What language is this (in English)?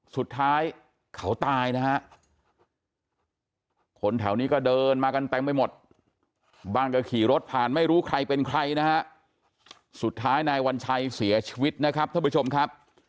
Thai